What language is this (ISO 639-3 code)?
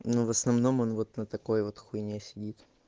rus